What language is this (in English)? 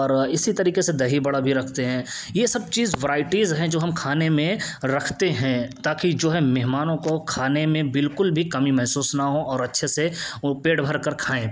Urdu